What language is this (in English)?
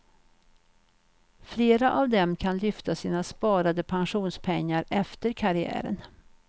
Swedish